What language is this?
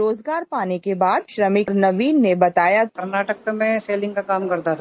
Hindi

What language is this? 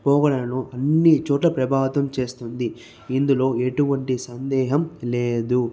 Telugu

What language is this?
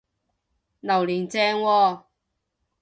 Cantonese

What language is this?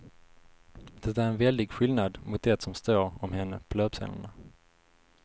Swedish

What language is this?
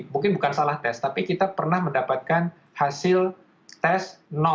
Indonesian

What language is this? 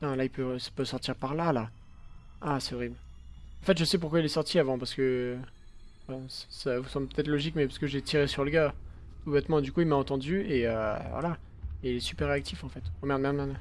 French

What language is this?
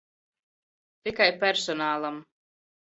Latvian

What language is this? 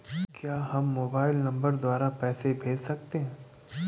Hindi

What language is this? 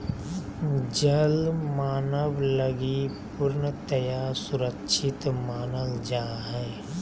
Magahi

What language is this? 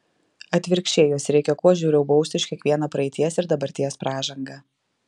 Lithuanian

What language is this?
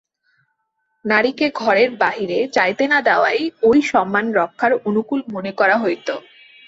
Bangla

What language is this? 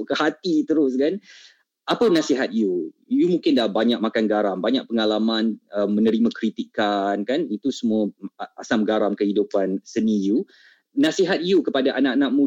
Malay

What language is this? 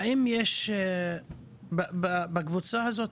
Hebrew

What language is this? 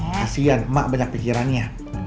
Indonesian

